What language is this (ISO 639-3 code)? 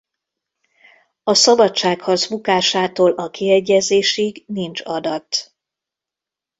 hun